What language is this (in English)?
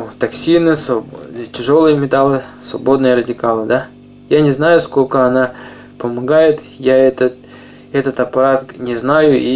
Russian